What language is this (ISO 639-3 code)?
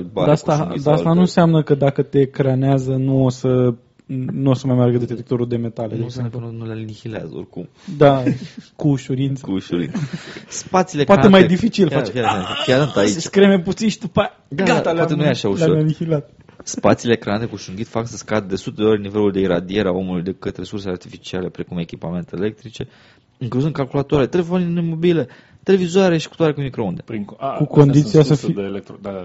ron